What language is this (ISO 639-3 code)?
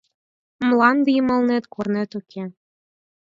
chm